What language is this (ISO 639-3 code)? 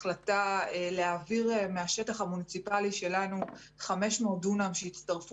heb